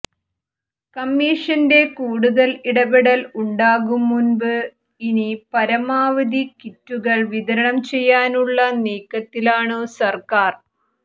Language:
Malayalam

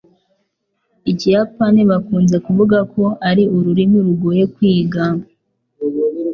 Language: Kinyarwanda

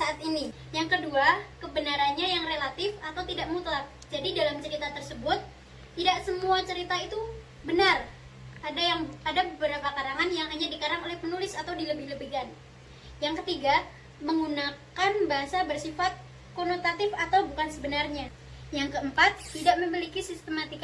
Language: Indonesian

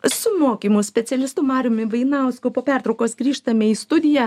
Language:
Lithuanian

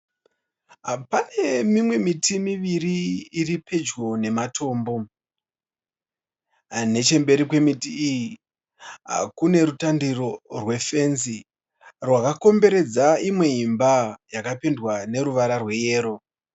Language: Shona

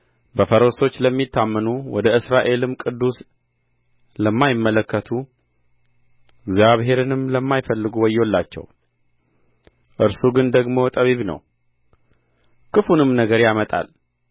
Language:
Amharic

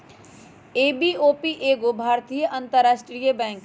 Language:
Magahi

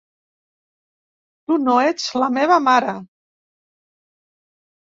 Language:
Catalan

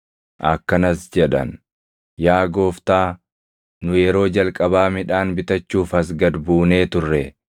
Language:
Oromo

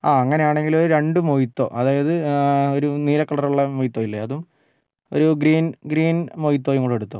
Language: Malayalam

